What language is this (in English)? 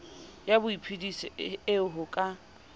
Southern Sotho